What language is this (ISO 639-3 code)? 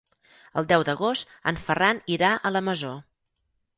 cat